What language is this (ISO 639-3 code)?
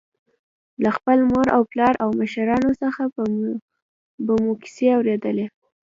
pus